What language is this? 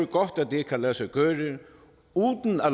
Danish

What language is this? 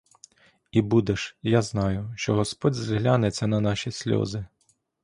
Ukrainian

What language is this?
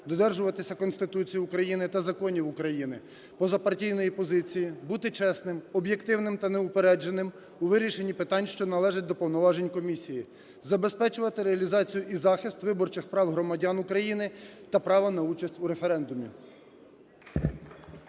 Ukrainian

